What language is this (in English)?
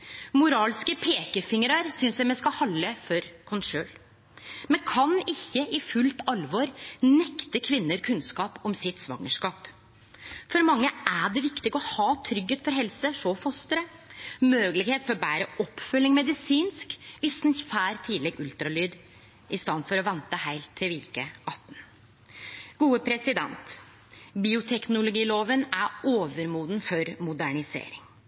Norwegian Nynorsk